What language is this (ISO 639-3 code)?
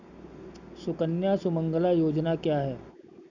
hin